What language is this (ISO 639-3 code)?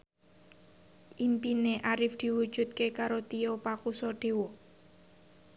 jav